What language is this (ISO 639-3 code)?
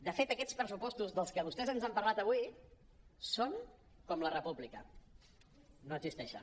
cat